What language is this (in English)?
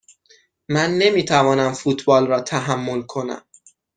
Persian